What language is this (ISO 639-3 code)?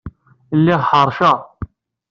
kab